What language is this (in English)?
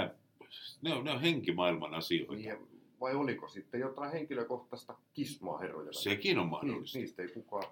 Finnish